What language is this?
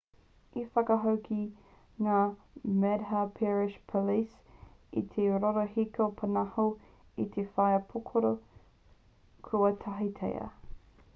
Māori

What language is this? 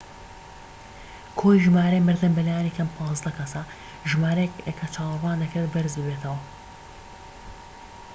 Central Kurdish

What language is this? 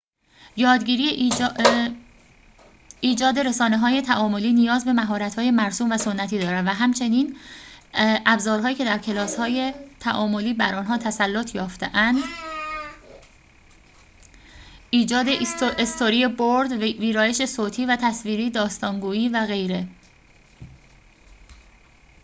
Persian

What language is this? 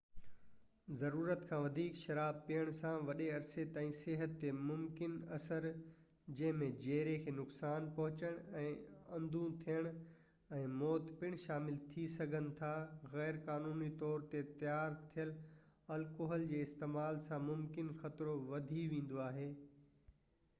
Sindhi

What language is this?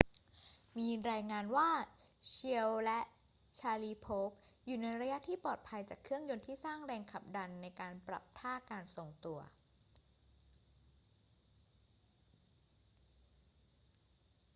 Thai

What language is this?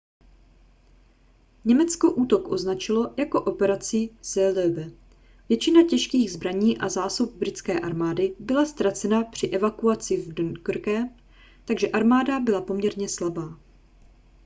Czech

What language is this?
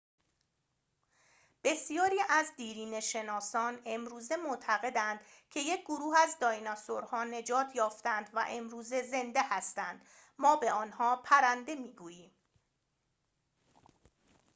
Persian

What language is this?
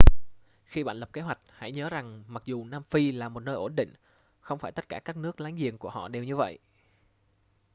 Vietnamese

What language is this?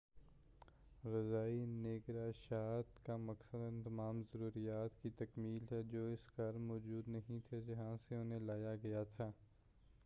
Urdu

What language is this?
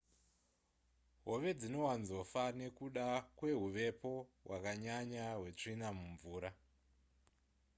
Shona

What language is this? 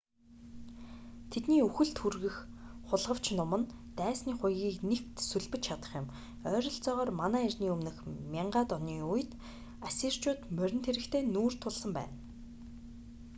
Mongolian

